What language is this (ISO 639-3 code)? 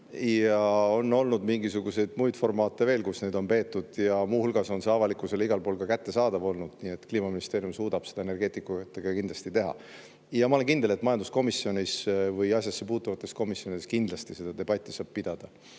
est